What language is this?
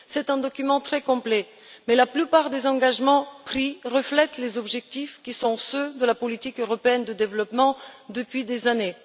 French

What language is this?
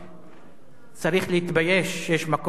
Hebrew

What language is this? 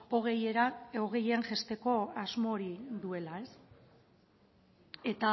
Basque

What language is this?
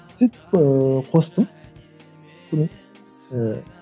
Kazakh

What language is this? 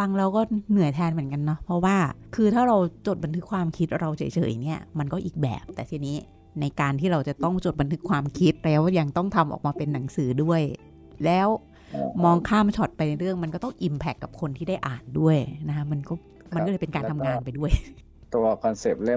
Thai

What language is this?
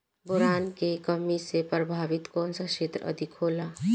Bhojpuri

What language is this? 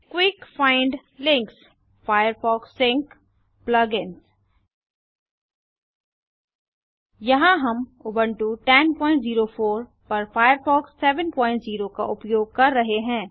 Hindi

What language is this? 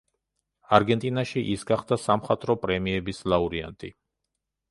Georgian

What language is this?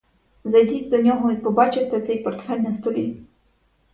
Ukrainian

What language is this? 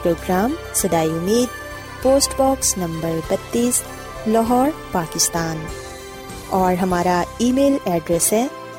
Urdu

